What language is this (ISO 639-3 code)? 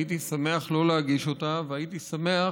heb